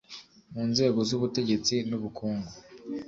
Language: Kinyarwanda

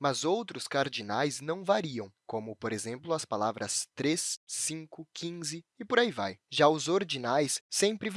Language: Portuguese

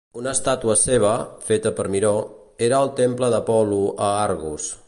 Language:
Catalan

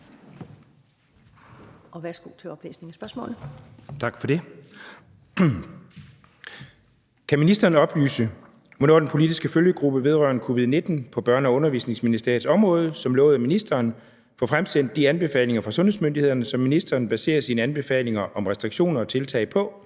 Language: Danish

